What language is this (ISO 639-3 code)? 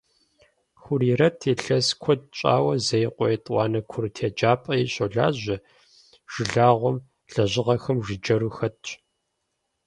kbd